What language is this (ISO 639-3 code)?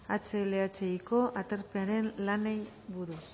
eus